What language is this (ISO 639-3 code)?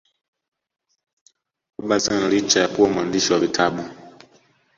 swa